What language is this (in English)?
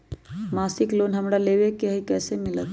Magahi